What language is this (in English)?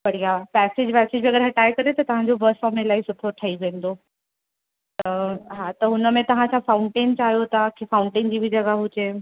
Sindhi